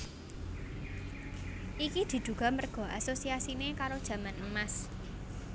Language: Javanese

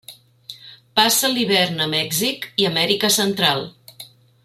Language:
Catalan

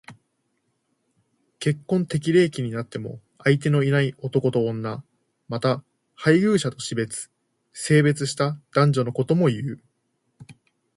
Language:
Japanese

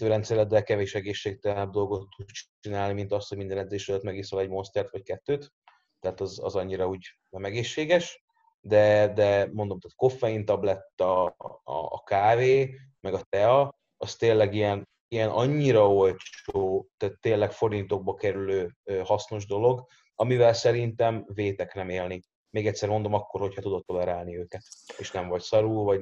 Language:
Hungarian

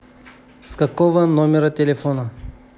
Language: Russian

